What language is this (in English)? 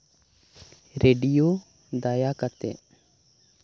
Santali